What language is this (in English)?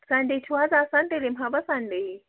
Kashmiri